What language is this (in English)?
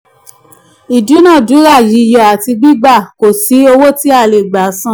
Yoruba